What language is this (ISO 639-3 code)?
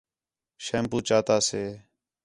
xhe